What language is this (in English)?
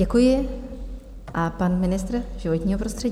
Czech